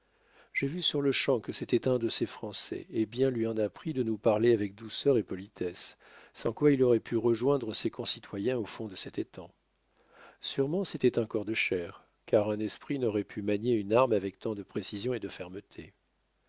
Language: French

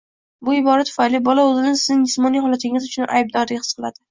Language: Uzbek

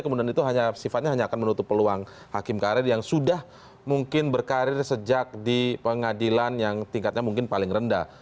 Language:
Indonesian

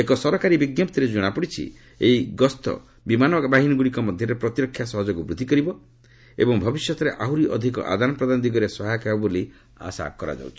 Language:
Odia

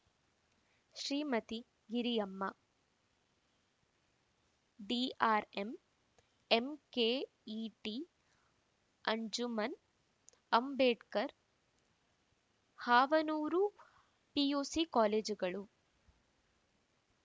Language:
Kannada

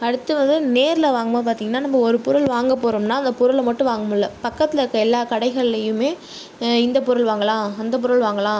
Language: Tamil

